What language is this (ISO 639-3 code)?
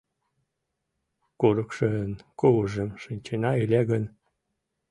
chm